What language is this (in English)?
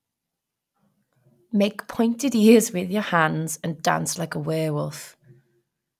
English